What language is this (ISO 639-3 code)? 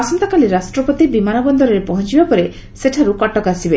ori